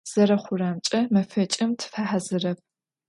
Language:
Adyghe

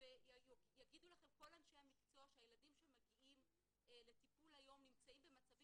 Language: Hebrew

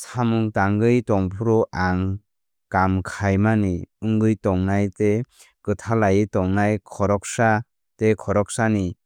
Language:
Kok Borok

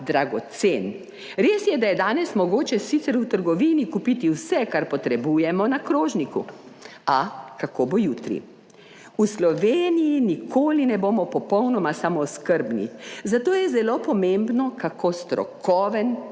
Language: Slovenian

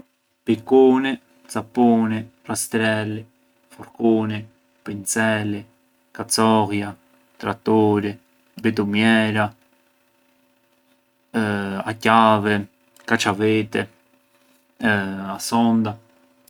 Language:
Arbëreshë Albanian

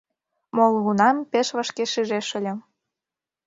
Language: Mari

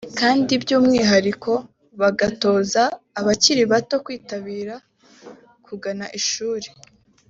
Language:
Kinyarwanda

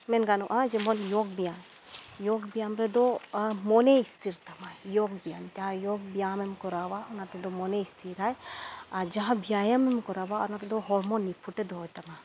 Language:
Santali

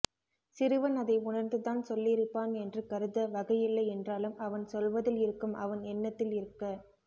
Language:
Tamil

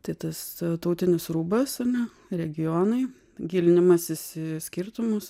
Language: Lithuanian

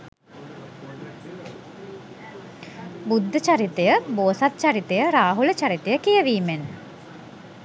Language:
Sinhala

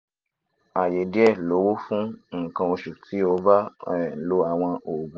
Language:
Yoruba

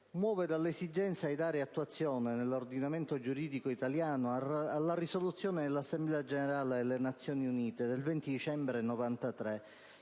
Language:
Italian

